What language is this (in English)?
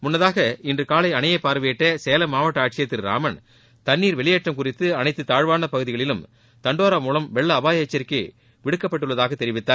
Tamil